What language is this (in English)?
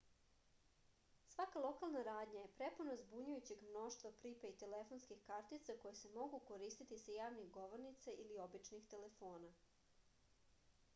Serbian